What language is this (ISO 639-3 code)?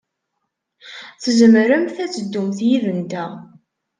kab